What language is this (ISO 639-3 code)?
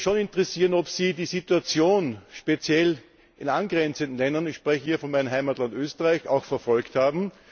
deu